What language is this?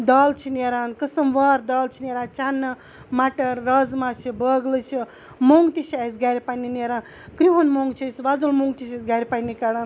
Kashmiri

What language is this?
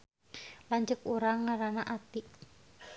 Sundanese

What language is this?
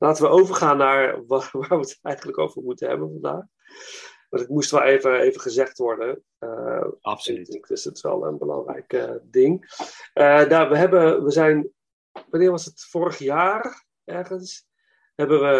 Dutch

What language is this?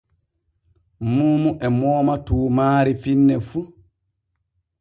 Borgu Fulfulde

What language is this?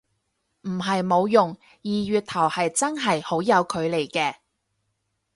Cantonese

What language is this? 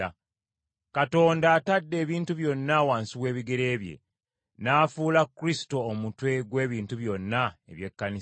Ganda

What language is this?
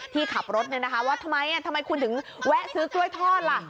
Thai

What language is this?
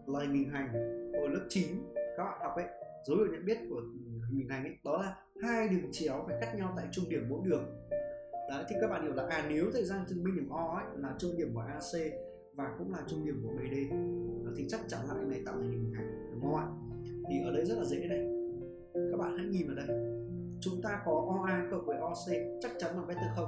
Vietnamese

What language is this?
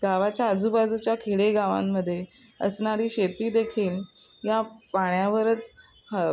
Marathi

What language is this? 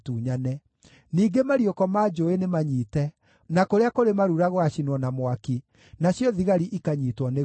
Kikuyu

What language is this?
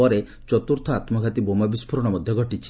Odia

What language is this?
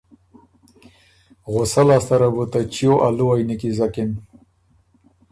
Ormuri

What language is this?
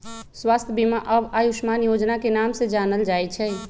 Magahi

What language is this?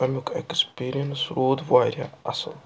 Kashmiri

